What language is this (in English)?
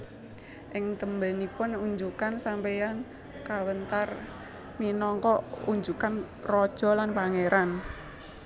Javanese